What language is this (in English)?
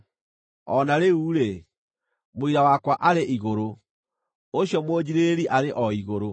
Kikuyu